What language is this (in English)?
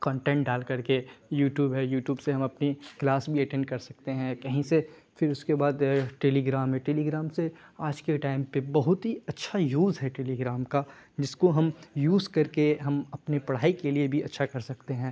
Urdu